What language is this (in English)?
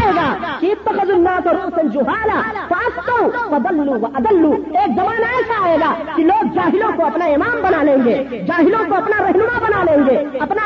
Urdu